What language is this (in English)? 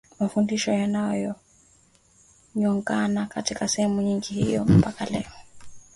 Swahili